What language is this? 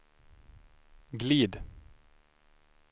Swedish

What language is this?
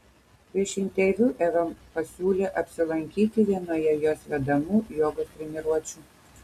Lithuanian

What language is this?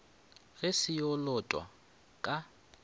Northern Sotho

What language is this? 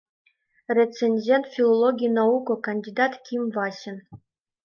Mari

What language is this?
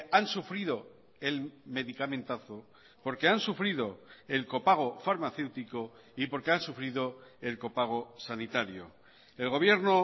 Spanish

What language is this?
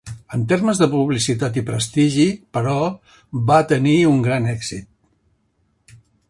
Catalan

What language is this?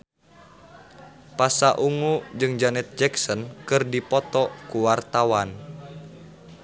Sundanese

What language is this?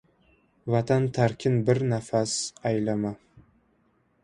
Uzbek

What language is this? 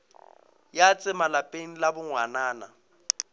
Northern Sotho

